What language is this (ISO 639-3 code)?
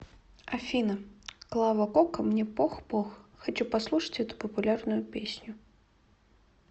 rus